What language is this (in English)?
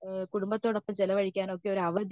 Malayalam